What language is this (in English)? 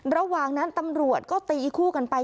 Thai